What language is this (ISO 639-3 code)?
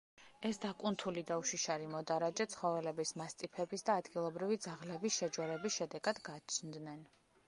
kat